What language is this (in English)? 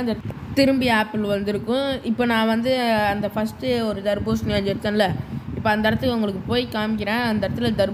Romanian